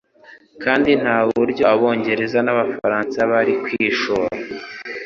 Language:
Kinyarwanda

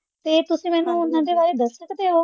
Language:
Punjabi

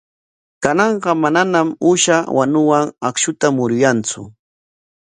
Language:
Corongo Ancash Quechua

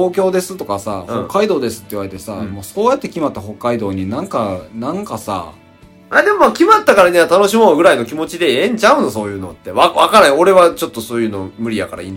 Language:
Japanese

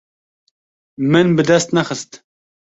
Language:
Kurdish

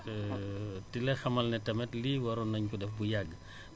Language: Wolof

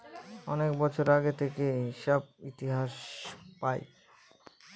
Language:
Bangla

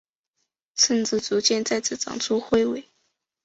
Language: Chinese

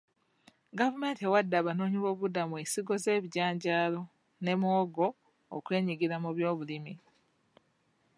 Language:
Ganda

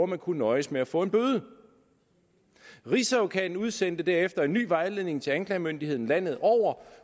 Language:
Danish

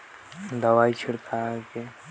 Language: Chhattisgarhi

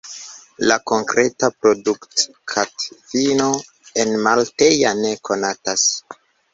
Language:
Esperanto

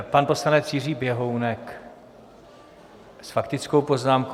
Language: Czech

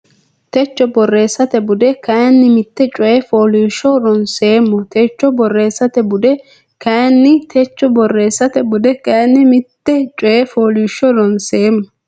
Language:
Sidamo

